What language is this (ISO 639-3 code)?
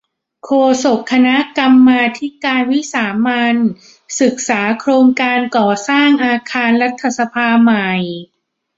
tha